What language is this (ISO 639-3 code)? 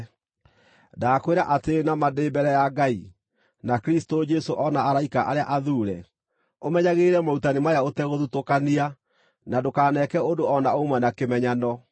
kik